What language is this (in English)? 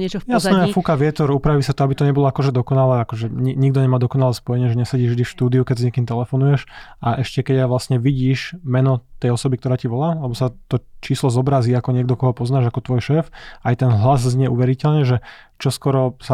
Slovak